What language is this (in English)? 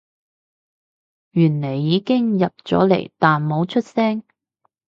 Cantonese